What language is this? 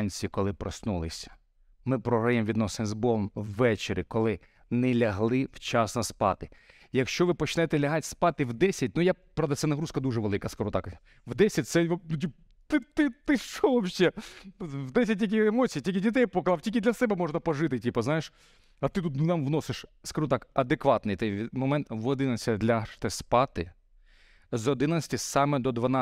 Ukrainian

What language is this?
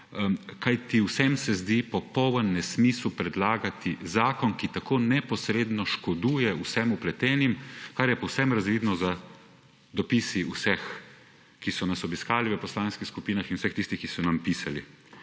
Slovenian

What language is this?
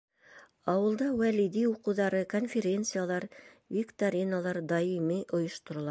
Bashkir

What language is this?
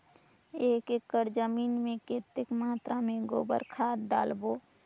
Chhattisgarhi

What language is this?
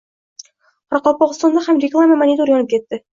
Uzbek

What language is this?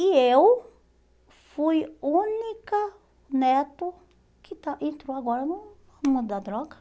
Portuguese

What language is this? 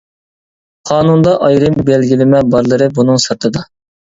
Uyghur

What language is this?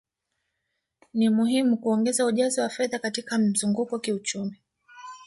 Swahili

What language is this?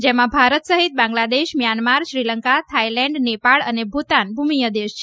Gujarati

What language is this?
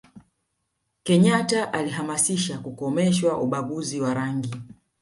Swahili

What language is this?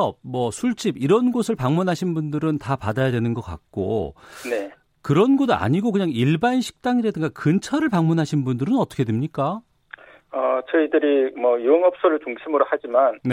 Korean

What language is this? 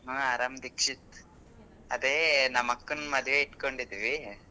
Kannada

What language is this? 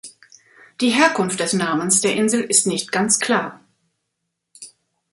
German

